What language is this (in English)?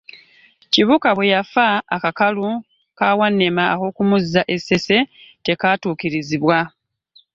Ganda